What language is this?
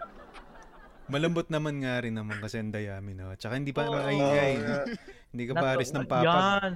Filipino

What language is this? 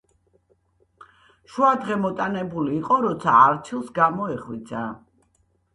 Georgian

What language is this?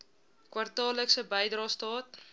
Afrikaans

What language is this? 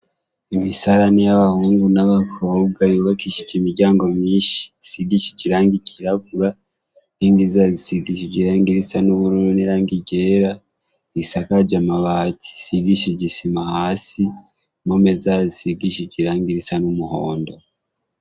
Rundi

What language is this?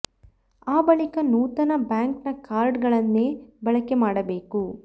Kannada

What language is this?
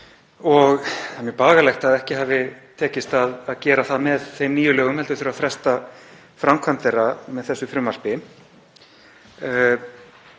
Icelandic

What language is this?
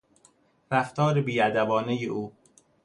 Persian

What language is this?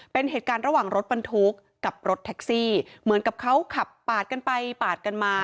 Thai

